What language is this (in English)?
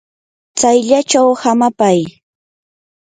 Yanahuanca Pasco Quechua